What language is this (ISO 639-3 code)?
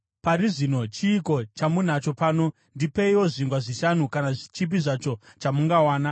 sna